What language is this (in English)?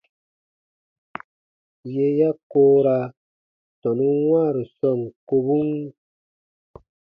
Baatonum